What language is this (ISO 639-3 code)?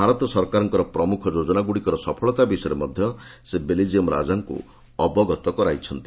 ori